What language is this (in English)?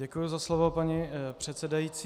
Czech